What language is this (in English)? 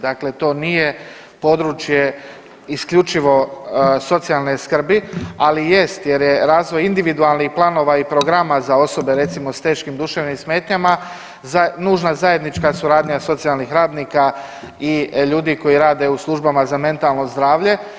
Croatian